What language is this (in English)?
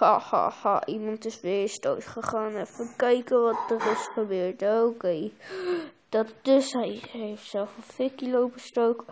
Dutch